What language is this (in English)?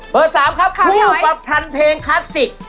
Thai